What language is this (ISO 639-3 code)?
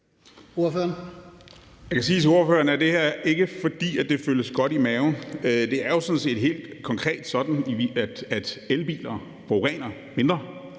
dan